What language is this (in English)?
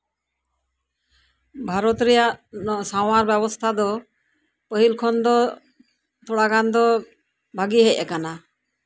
Santali